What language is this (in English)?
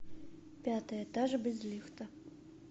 Russian